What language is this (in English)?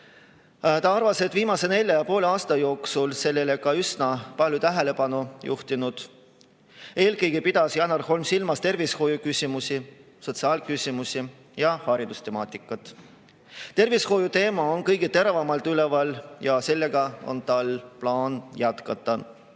Estonian